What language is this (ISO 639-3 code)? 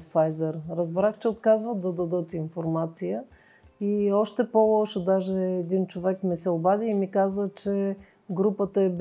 bul